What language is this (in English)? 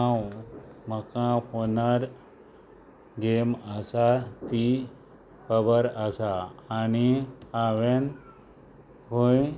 Konkani